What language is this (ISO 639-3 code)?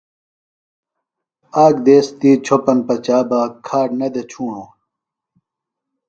phl